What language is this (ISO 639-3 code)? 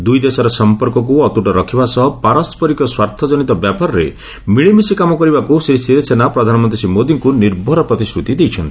ori